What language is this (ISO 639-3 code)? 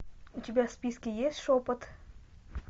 rus